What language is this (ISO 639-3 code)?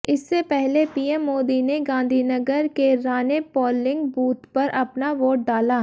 hin